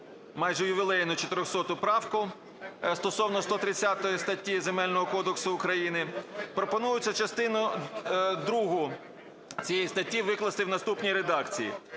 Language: Ukrainian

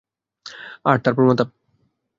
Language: Bangla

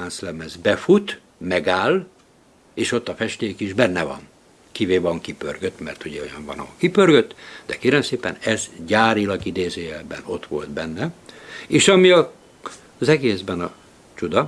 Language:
Hungarian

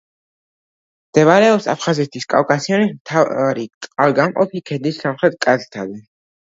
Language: Georgian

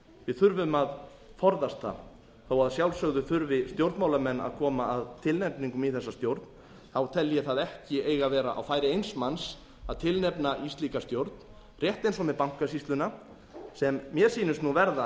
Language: Icelandic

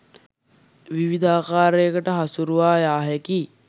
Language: Sinhala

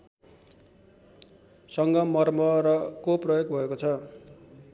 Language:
Nepali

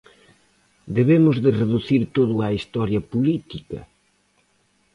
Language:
Galician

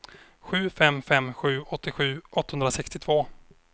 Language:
Swedish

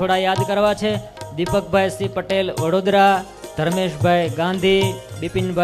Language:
Hindi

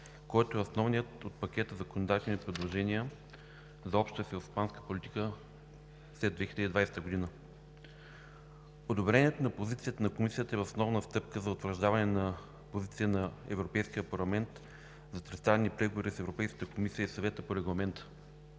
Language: Bulgarian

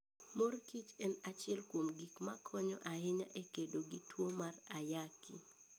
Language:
Luo (Kenya and Tanzania)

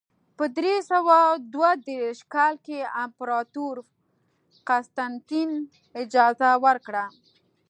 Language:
Pashto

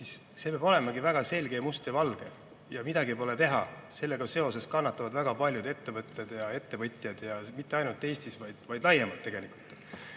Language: Estonian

